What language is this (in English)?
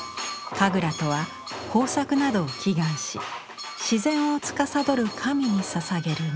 Japanese